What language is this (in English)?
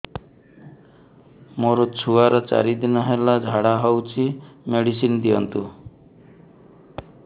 Odia